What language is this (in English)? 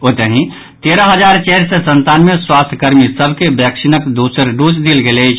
Maithili